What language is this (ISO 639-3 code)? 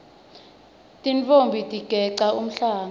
ssw